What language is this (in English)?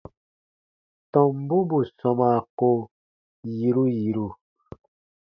Baatonum